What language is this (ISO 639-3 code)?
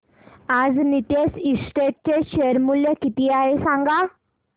mar